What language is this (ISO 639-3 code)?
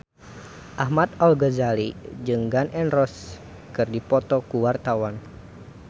sun